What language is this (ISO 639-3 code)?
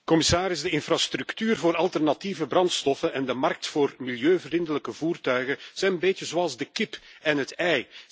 nld